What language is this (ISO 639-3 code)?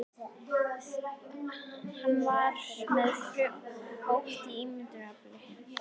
isl